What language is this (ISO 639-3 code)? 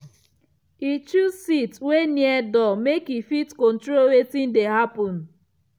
pcm